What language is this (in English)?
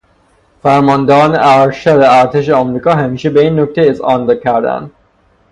Persian